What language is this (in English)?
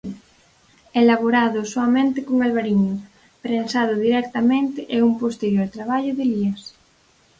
Galician